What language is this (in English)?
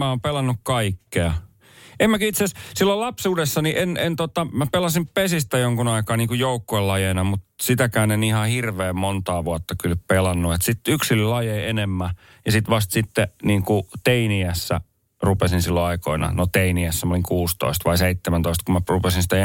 Finnish